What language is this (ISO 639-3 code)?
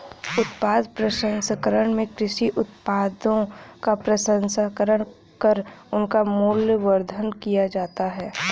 hin